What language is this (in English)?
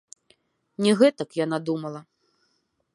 Belarusian